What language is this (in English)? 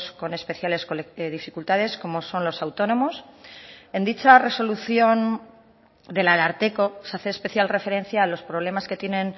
Spanish